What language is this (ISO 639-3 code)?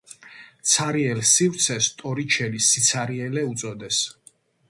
kat